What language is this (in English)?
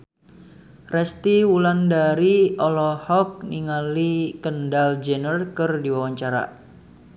Sundanese